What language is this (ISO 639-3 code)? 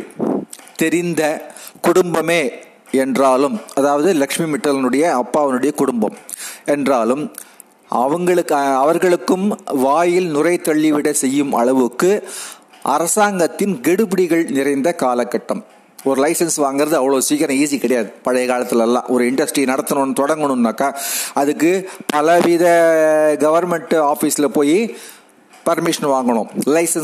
tam